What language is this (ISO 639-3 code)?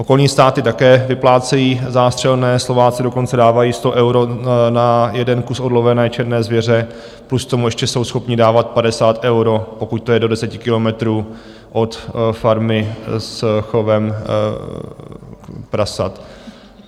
ces